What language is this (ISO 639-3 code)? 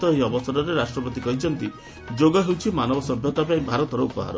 ori